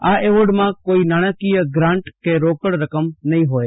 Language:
Gujarati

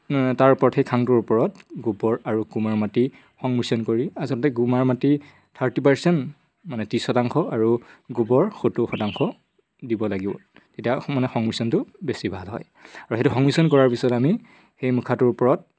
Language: Assamese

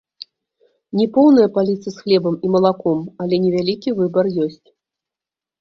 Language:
Belarusian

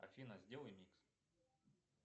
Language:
Russian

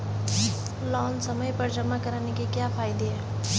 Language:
Hindi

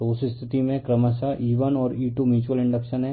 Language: Hindi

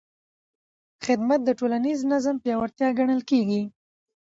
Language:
Pashto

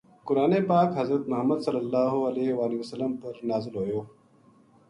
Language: Gujari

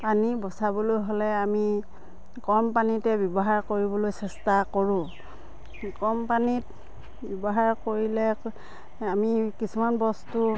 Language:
Assamese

